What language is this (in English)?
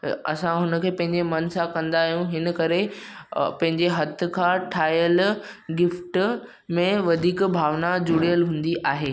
Sindhi